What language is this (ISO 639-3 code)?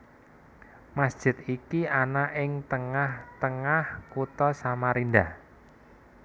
jav